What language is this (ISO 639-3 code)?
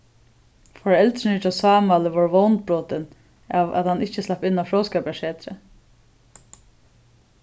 fao